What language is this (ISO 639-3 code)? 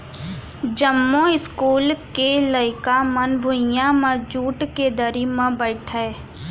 hne